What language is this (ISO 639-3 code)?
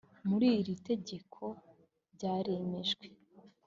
kin